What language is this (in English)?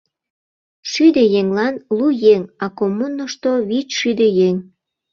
Mari